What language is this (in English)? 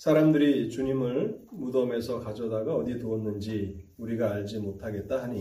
Korean